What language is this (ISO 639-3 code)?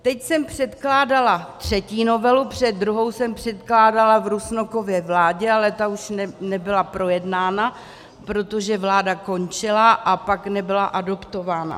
ces